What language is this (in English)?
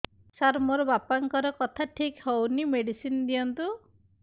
Odia